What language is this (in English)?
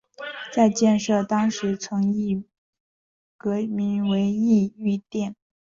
Chinese